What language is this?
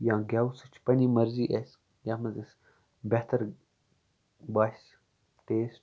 Kashmiri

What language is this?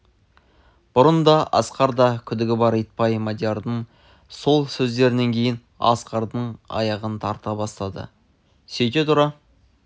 Kazakh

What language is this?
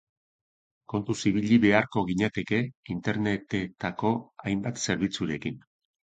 Basque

